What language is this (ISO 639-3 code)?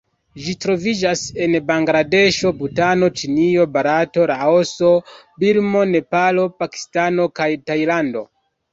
epo